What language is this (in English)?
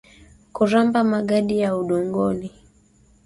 Swahili